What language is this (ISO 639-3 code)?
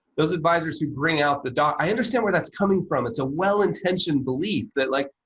eng